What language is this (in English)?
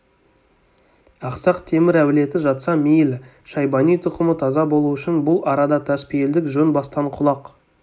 Kazakh